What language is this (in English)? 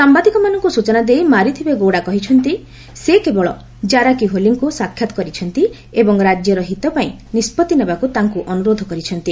Odia